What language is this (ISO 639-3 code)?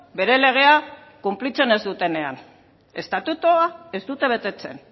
eus